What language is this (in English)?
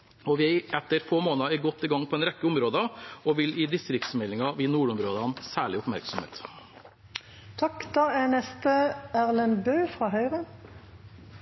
Norwegian Bokmål